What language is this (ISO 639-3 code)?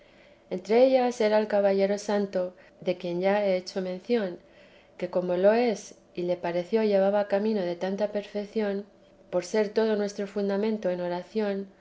spa